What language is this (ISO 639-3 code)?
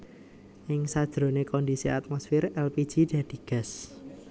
jav